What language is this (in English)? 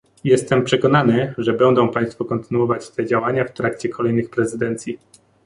Polish